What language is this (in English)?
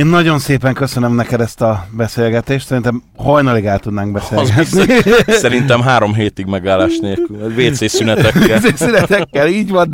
Hungarian